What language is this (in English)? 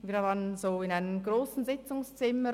Swiss German